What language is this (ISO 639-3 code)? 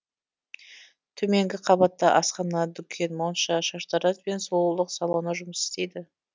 kaz